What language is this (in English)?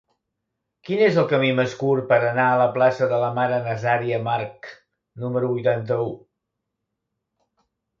Catalan